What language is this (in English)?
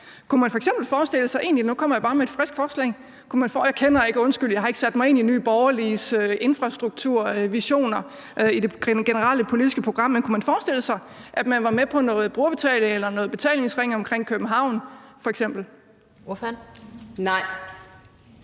Danish